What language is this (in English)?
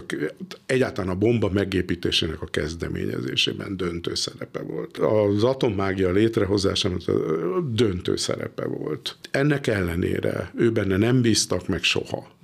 Hungarian